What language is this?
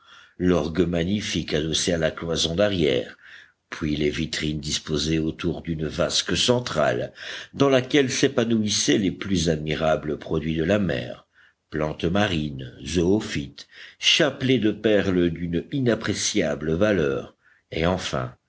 French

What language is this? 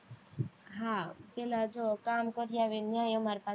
Gujarati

